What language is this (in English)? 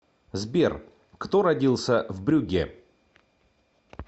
Russian